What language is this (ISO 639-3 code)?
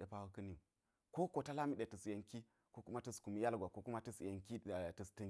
gyz